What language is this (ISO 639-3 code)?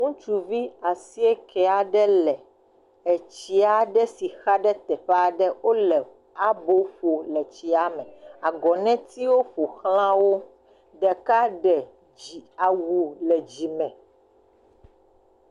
ewe